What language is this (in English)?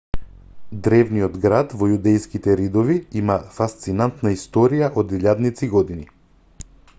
Macedonian